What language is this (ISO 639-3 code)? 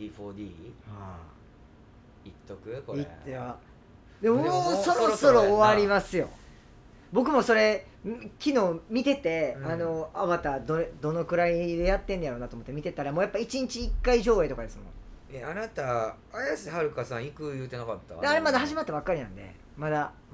jpn